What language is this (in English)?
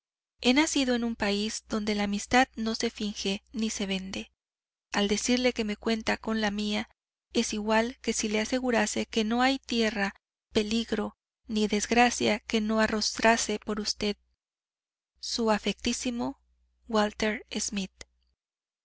Spanish